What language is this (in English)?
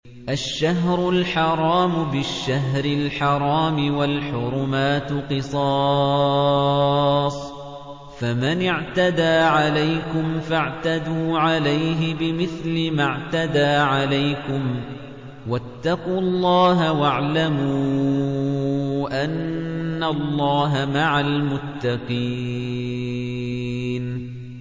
Arabic